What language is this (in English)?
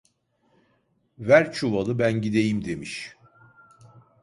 Turkish